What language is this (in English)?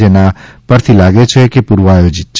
Gujarati